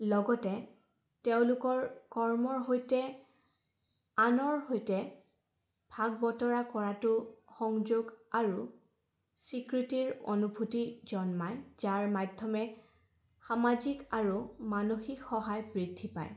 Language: Assamese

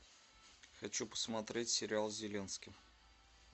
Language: Russian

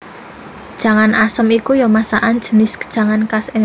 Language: Javanese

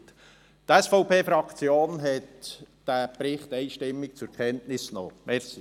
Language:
Swiss German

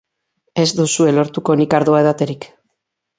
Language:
Basque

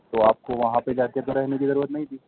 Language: Urdu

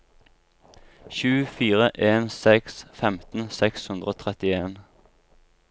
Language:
Norwegian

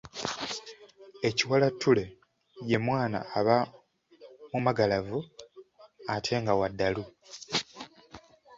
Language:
Ganda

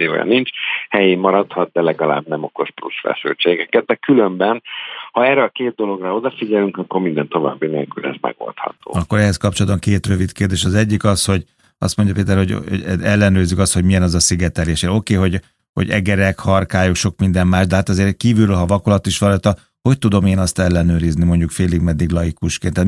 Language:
Hungarian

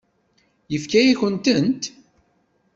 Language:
Kabyle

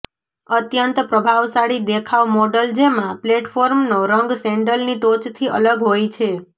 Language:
Gujarati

